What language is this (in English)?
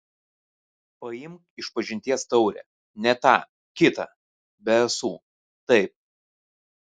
Lithuanian